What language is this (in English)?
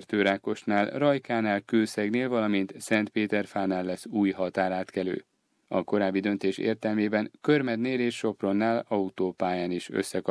Hungarian